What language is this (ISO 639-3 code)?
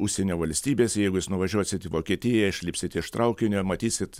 lit